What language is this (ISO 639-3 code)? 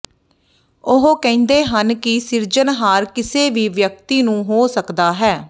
pan